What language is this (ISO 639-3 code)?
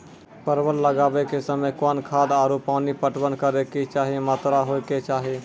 mai